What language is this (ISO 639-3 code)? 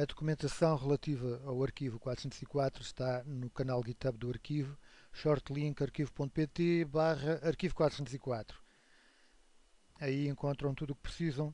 por